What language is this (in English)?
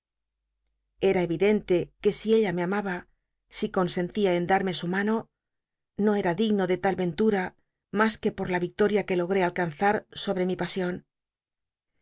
Spanish